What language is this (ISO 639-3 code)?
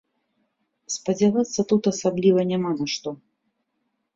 bel